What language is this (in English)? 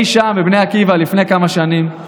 Hebrew